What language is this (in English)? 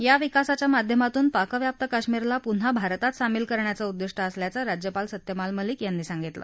Marathi